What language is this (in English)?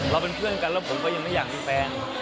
Thai